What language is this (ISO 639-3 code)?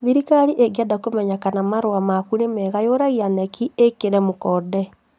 kik